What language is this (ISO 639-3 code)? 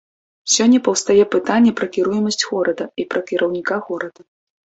bel